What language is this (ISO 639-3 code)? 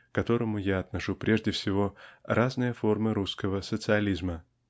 rus